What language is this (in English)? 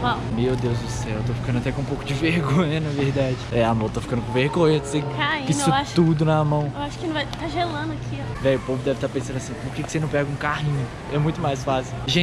Portuguese